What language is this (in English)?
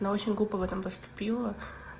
Russian